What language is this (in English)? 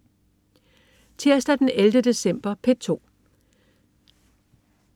Danish